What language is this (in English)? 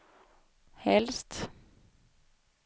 Swedish